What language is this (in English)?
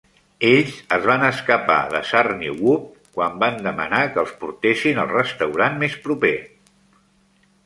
Catalan